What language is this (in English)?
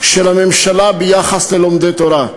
Hebrew